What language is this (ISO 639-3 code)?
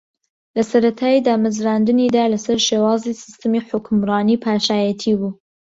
ckb